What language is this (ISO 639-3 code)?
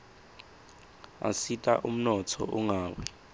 ssw